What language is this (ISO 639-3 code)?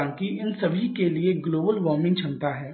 hin